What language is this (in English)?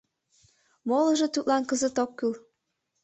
Mari